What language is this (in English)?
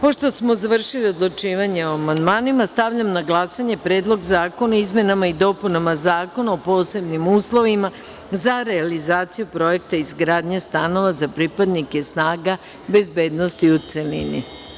Serbian